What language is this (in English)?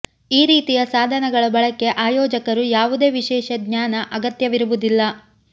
Kannada